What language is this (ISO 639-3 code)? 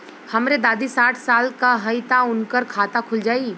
bho